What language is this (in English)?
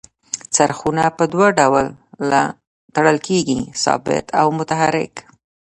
Pashto